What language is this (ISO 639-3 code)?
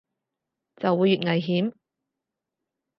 yue